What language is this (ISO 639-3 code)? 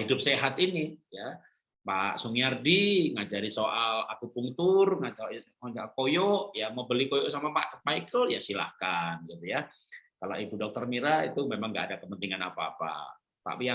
ind